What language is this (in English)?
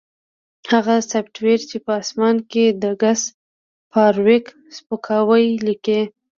Pashto